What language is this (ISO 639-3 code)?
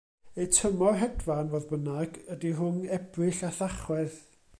cym